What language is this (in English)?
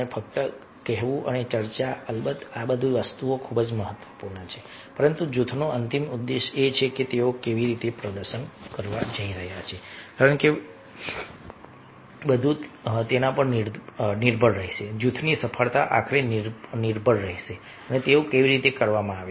Gujarati